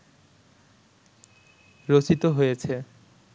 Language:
Bangla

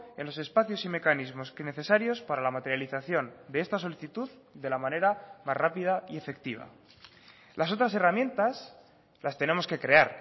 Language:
Spanish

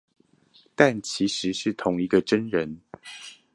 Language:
Chinese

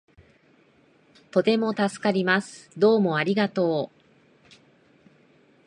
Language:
Japanese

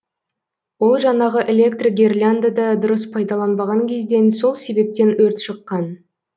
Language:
Kazakh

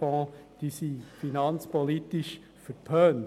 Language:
Swiss German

